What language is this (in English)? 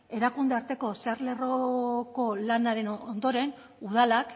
Basque